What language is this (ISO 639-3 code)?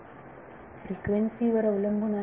mar